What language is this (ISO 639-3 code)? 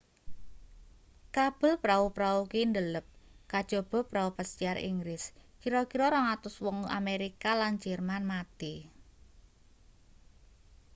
jav